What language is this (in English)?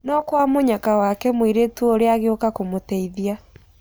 Kikuyu